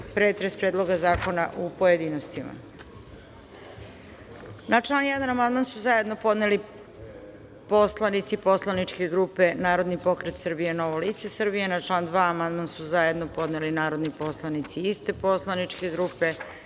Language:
Serbian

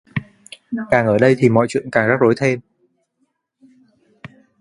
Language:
Vietnamese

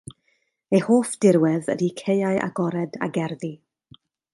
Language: Welsh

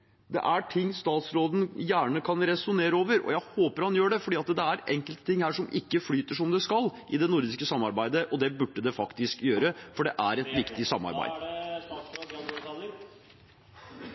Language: Norwegian Bokmål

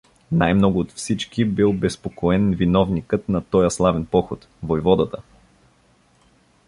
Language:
Bulgarian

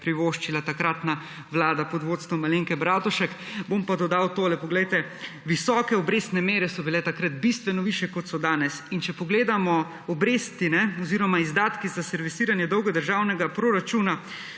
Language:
Slovenian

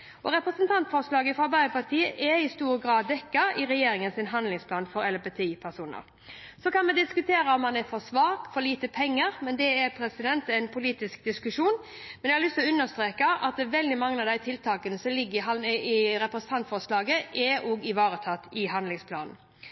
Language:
Norwegian Bokmål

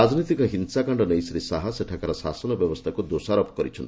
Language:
Odia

